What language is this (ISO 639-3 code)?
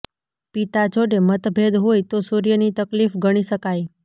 guj